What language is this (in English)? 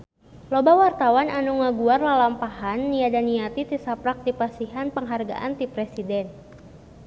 Sundanese